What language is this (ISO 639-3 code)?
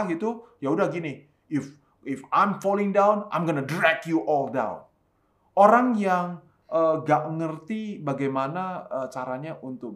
ind